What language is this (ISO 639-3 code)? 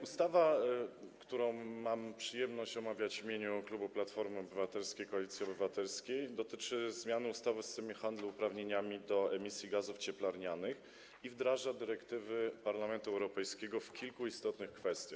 pol